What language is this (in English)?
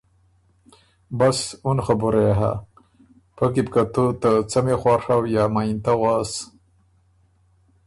Ormuri